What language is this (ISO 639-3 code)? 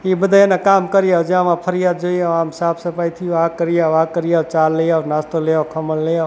guj